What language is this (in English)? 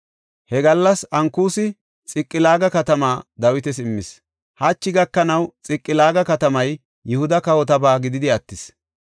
Gofa